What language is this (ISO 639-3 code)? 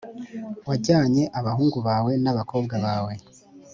kin